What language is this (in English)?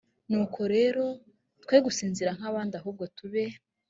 Kinyarwanda